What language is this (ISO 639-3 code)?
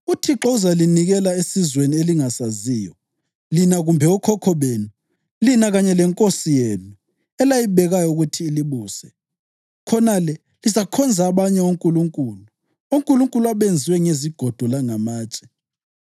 nde